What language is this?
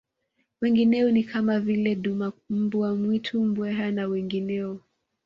Swahili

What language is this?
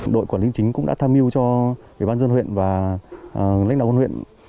Vietnamese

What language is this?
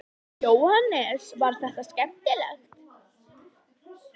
Icelandic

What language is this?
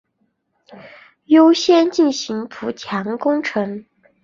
Chinese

